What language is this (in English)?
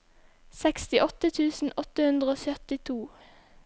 Norwegian